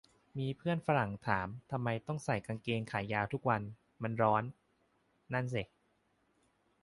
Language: Thai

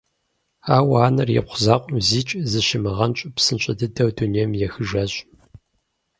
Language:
Kabardian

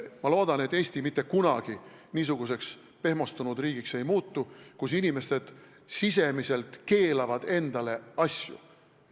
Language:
Estonian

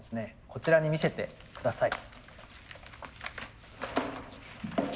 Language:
Japanese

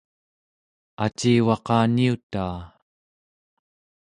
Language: Central Yupik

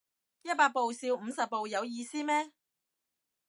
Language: Cantonese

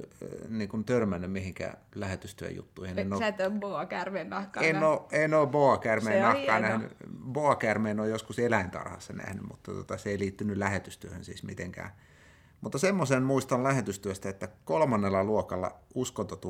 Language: Finnish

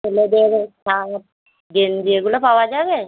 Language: Bangla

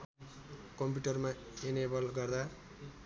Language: Nepali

